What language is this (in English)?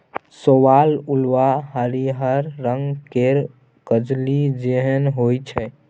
Maithili